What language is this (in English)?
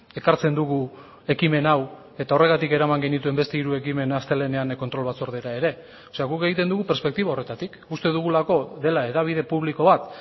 Basque